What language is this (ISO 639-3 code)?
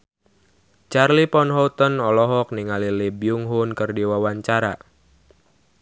sun